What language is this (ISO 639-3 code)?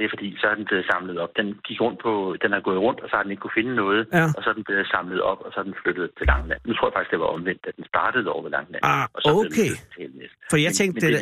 dan